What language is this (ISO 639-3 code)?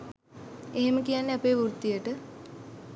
sin